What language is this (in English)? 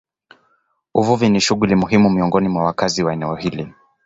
Swahili